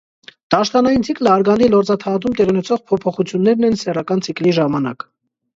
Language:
Armenian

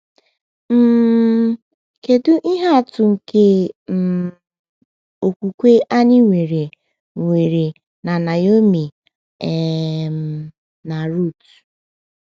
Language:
Igbo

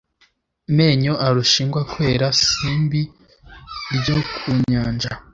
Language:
Kinyarwanda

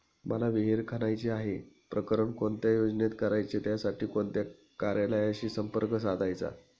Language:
Marathi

